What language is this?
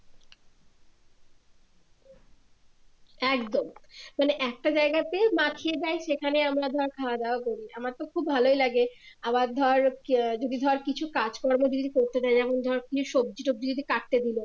Bangla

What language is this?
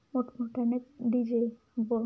Marathi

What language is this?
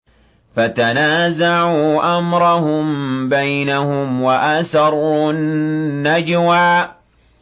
Arabic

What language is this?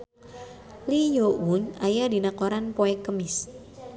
Sundanese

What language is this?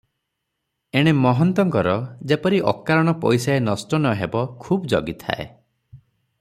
Odia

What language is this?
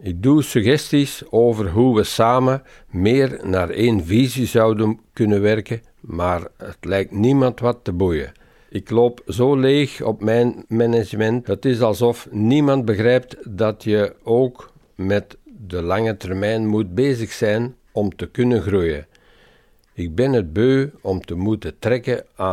Dutch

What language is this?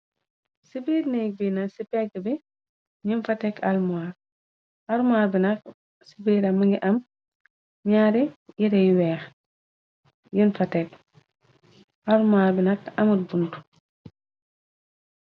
Wolof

